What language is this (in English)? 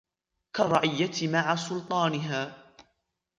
Arabic